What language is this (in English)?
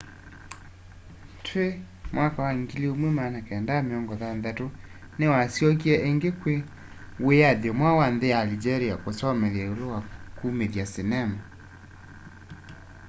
Kamba